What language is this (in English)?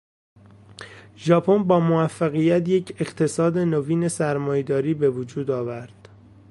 Persian